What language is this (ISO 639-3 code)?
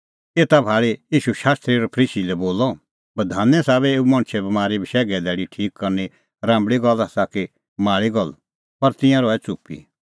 kfx